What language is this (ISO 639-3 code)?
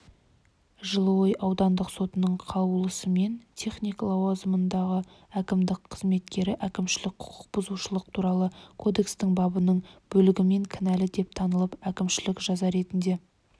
kaz